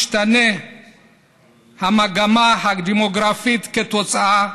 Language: Hebrew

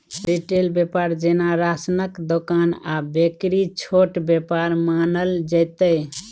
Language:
Maithili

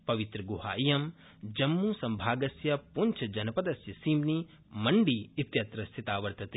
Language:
Sanskrit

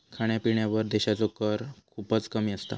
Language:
Marathi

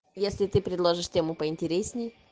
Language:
Russian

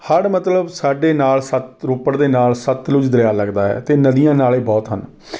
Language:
Punjabi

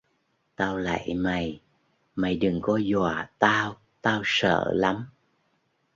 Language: Vietnamese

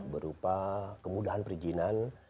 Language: Indonesian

